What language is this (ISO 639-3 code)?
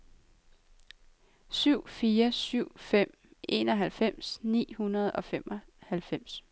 dan